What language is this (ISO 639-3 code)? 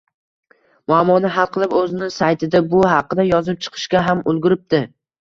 uzb